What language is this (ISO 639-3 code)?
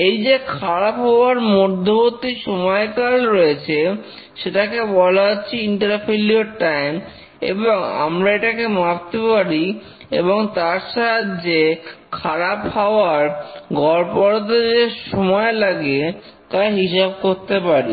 ben